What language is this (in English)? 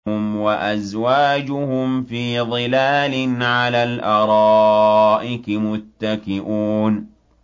Arabic